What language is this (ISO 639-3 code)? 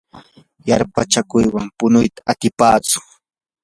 qur